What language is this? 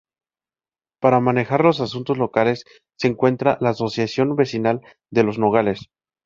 Spanish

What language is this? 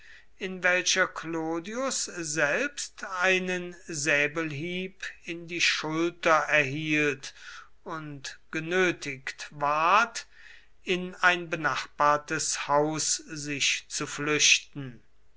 German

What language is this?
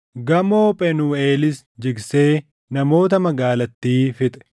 Oromo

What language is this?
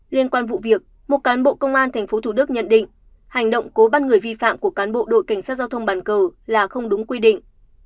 Vietnamese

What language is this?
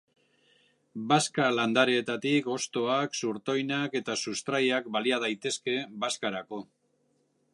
Basque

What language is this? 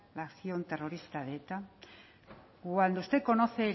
Spanish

